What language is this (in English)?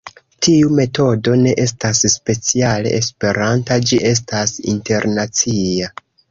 Esperanto